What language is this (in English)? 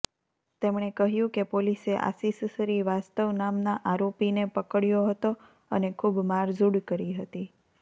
Gujarati